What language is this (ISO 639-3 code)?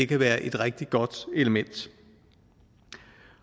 dan